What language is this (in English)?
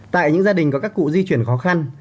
Vietnamese